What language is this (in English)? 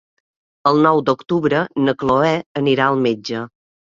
Catalan